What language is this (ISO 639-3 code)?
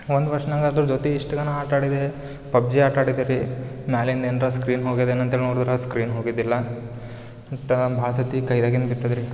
kan